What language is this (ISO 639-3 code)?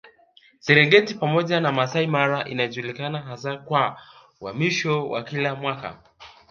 swa